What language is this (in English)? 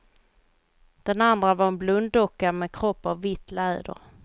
Swedish